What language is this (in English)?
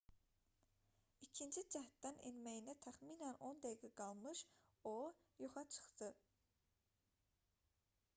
Azerbaijani